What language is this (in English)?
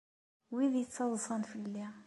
Kabyle